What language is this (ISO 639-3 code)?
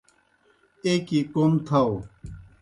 plk